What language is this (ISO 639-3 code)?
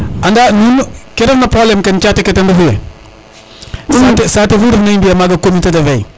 srr